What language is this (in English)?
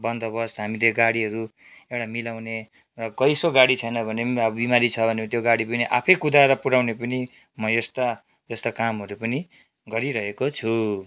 Nepali